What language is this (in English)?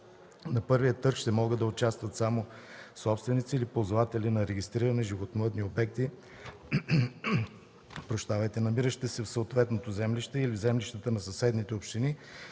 Bulgarian